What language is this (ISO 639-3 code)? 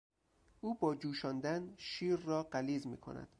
fas